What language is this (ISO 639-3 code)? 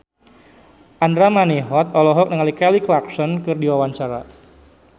sun